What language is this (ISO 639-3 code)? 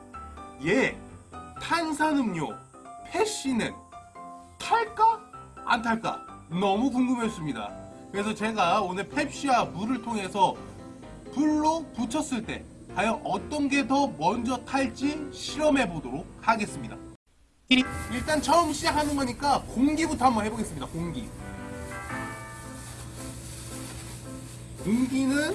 kor